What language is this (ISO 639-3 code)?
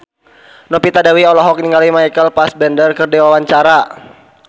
sun